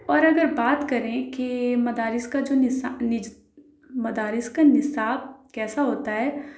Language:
Urdu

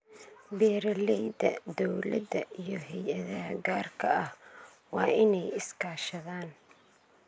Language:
Somali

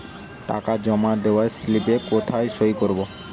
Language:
Bangla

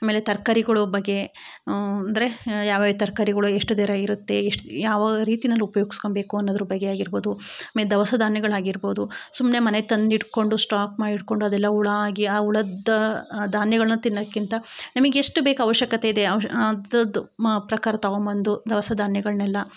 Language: Kannada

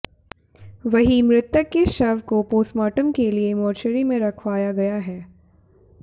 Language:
Hindi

